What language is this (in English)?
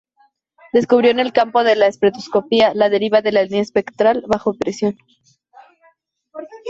Spanish